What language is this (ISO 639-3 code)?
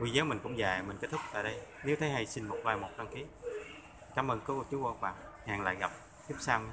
vie